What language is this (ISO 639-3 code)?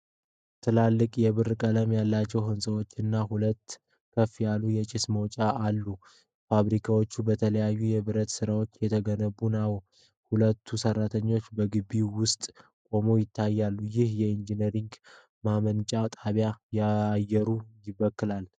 amh